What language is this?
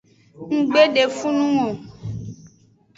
Aja (Benin)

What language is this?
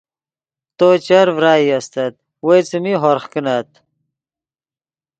Yidgha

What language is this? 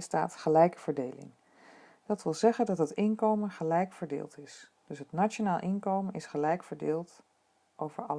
Dutch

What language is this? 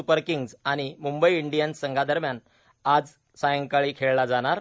Marathi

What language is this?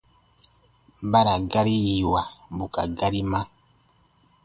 Baatonum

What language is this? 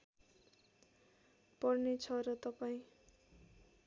Nepali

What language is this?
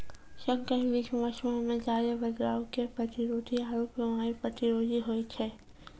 Maithili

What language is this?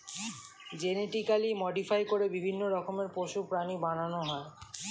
Bangla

